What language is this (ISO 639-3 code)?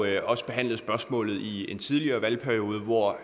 dan